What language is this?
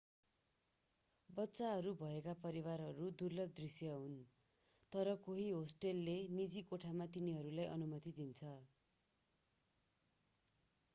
Nepali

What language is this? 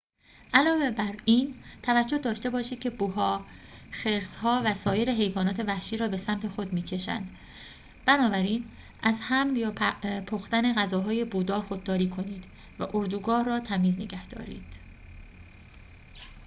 Persian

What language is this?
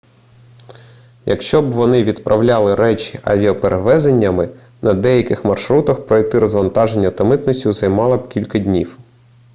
Ukrainian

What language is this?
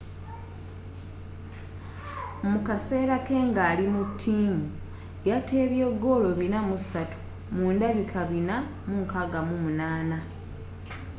Ganda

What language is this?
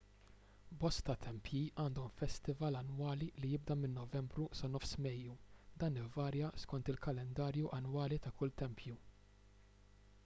Maltese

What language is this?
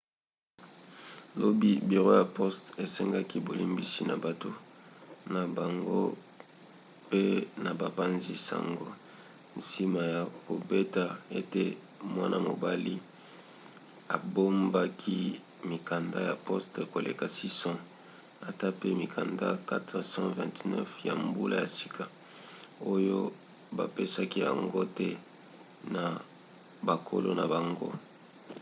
Lingala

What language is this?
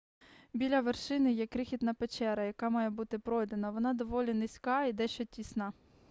Ukrainian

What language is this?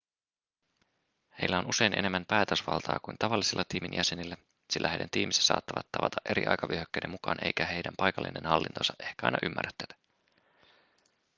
Finnish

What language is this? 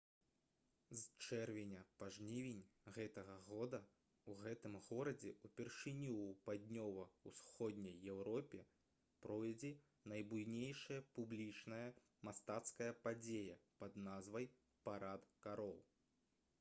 Belarusian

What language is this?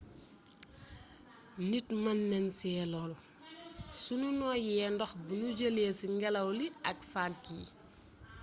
Wolof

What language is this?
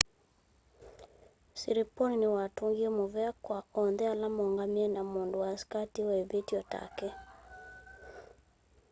Kamba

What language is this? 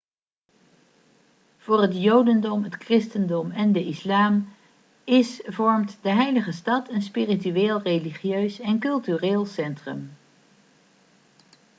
Dutch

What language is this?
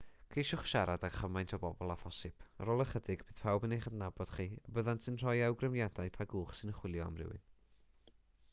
Welsh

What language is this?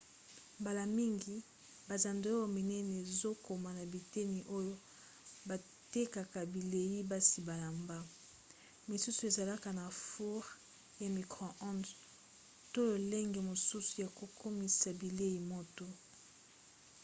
Lingala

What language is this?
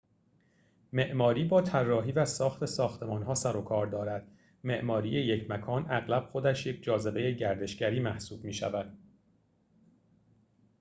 Persian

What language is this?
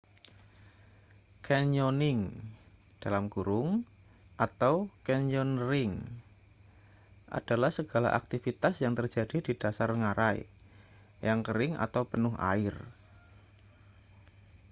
Indonesian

